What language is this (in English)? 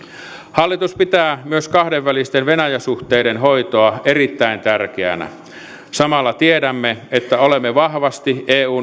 Finnish